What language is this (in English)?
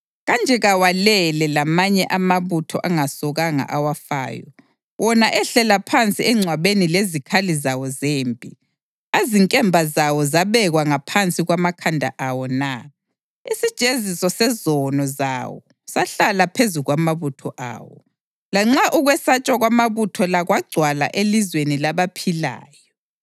North Ndebele